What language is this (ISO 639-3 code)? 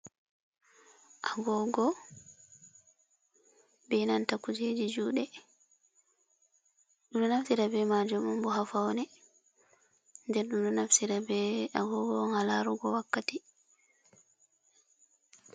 ful